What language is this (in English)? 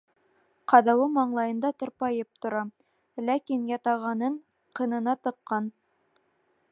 Bashkir